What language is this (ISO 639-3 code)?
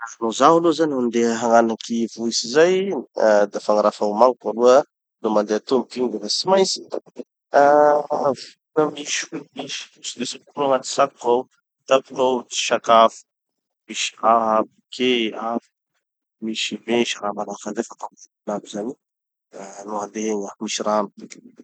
txy